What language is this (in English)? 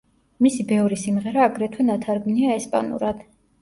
Georgian